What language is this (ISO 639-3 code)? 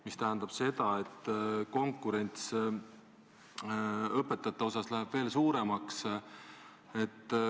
est